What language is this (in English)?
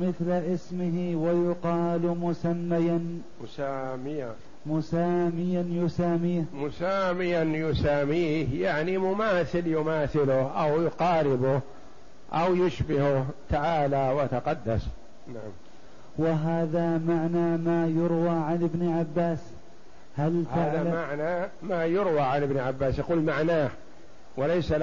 Arabic